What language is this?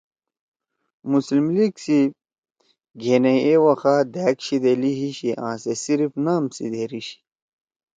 Torwali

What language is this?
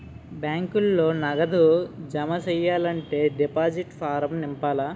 Telugu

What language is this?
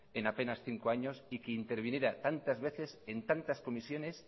Spanish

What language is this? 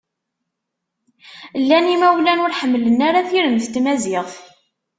Kabyle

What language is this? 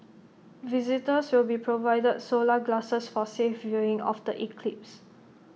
English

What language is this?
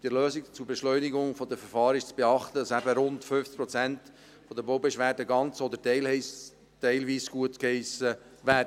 Swiss German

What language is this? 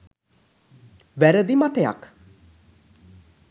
Sinhala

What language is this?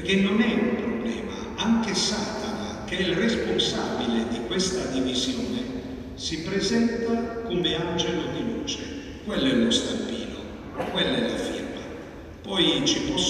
Italian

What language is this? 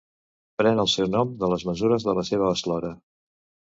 Catalan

